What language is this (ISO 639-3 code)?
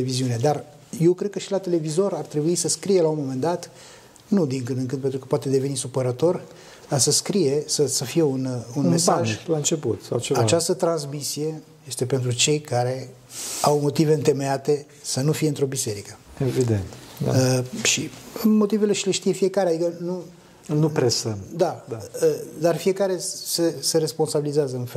ron